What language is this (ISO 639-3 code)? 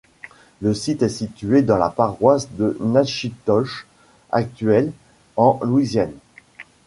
fra